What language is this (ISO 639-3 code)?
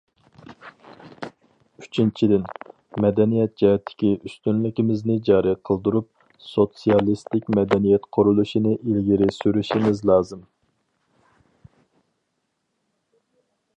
uig